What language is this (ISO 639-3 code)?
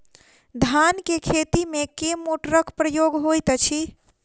mai